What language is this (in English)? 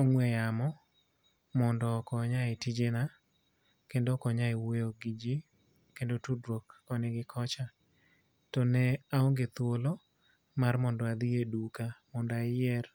Luo (Kenya and Tanzania)